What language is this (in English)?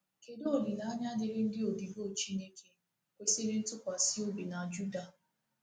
Igbo